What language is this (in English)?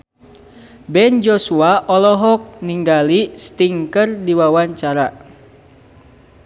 Sundanese